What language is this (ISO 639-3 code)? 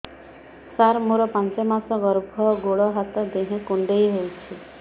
ori